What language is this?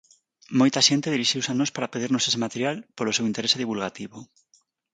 Galician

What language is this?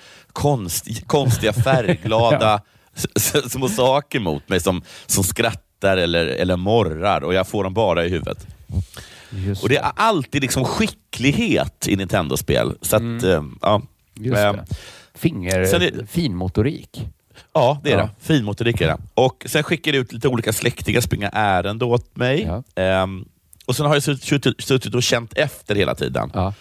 Swedish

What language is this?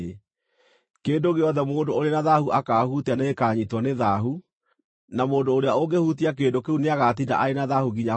Kikuyu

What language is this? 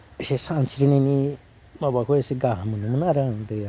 Bodo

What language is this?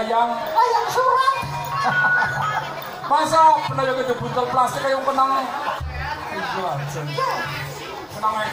Thai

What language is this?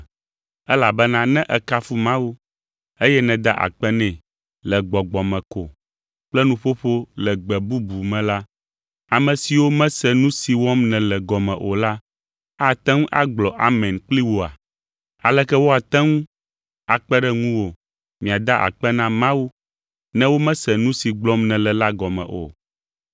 Ewe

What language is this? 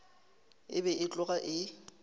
Northern Sotho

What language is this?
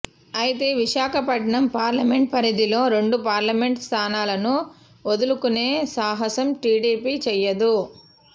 Telugu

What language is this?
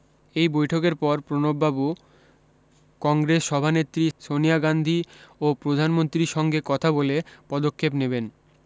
Bangla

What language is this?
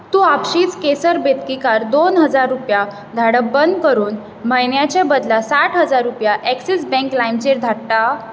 Konkani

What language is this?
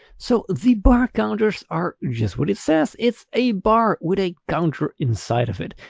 English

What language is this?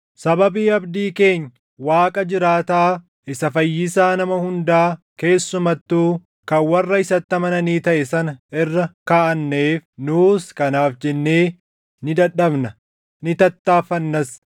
Oromo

